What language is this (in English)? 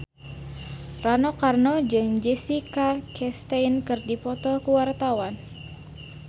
Sundanese